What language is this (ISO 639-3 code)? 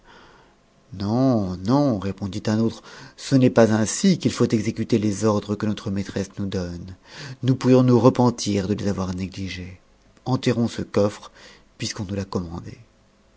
fra